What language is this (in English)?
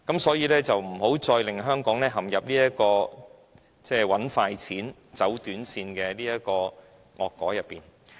Cantonese